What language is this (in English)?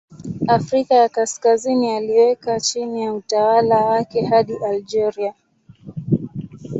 Swahili